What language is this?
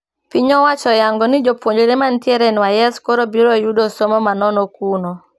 Luo (Kenya and Tanzania)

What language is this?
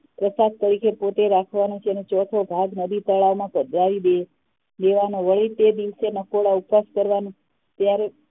Gujarati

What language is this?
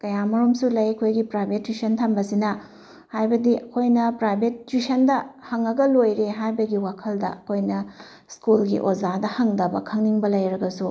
Manipuri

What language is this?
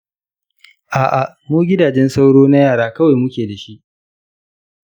Hausa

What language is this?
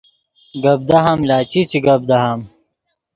Yidgha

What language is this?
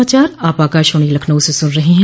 Hindi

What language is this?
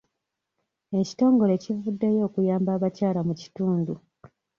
Ganda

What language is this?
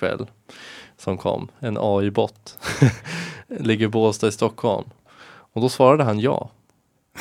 Swedish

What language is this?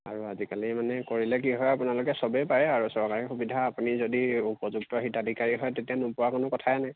Assamese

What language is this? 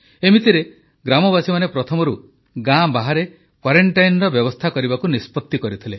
Odia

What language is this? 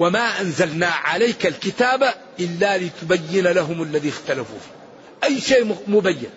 Arabic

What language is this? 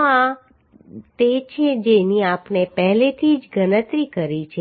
Gujarati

